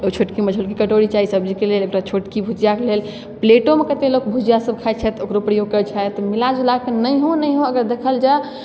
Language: Maithili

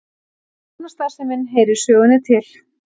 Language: Icelandic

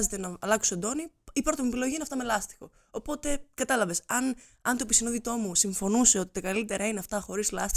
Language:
Greek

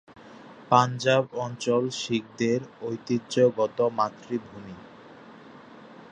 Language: Bangla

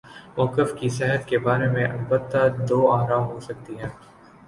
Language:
Urdu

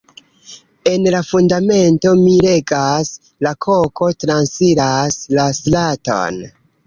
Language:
Esperanto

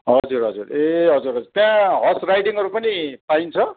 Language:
Nepali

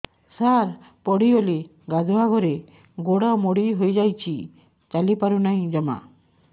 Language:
Odia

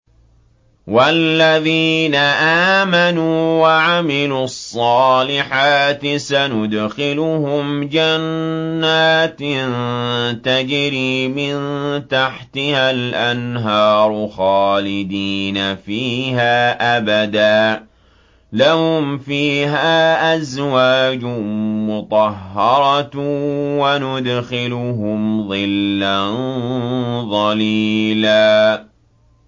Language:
Arabic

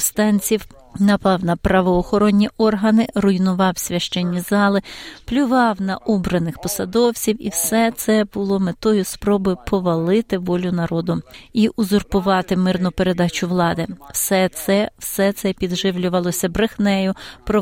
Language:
Ukrainian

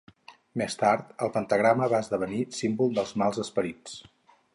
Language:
Catalan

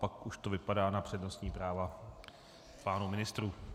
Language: Czech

